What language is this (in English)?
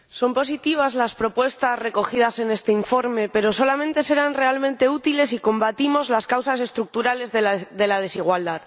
Spanish